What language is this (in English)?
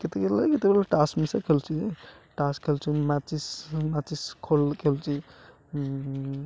Odia